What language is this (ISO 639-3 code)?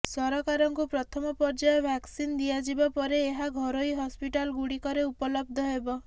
ori